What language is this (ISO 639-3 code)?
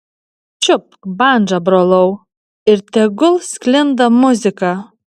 lit